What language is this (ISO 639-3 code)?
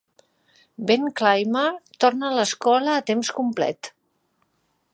cat